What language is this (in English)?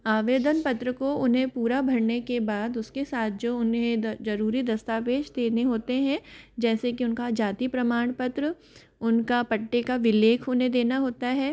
Hindi